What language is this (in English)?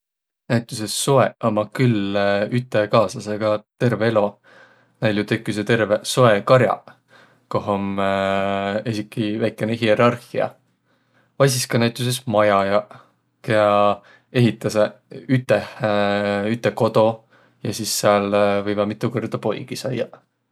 Võro